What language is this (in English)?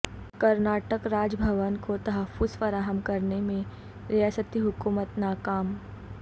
Urdu